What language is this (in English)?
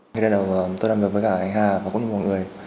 Vietnamese